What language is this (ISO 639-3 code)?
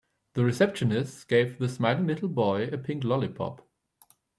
eng